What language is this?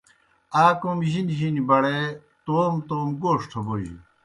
Kohistani Shina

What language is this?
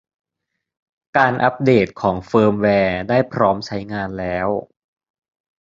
Thai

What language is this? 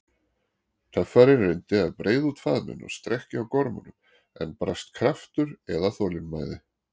Icelandic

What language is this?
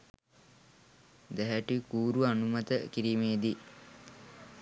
Sinhala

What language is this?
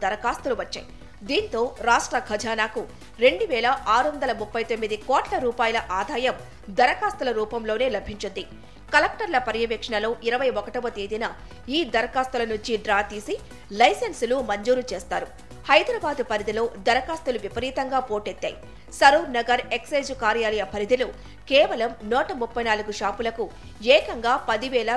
Telugu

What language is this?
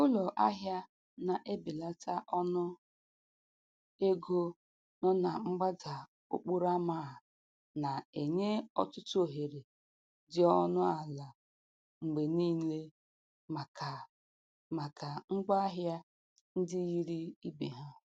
Igbo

